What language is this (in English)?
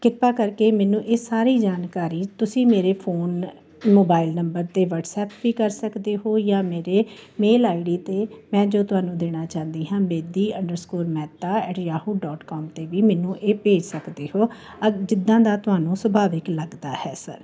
Punjabi